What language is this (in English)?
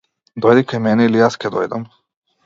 Macedonian